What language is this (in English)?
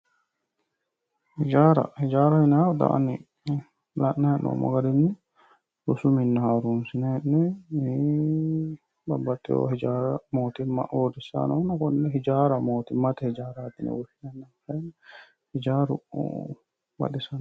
Sidamo